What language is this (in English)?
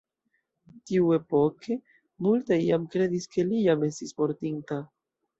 Esperanto